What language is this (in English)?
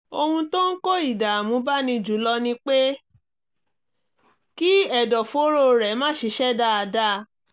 Yoruba